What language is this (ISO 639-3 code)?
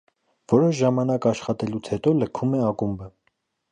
hye